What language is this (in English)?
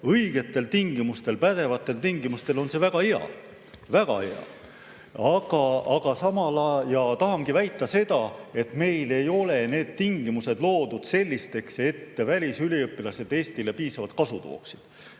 Estonian